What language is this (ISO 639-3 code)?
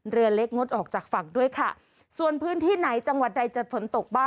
tha